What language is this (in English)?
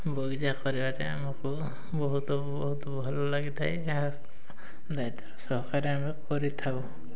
Odia